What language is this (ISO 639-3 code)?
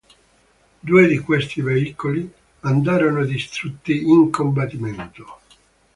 ita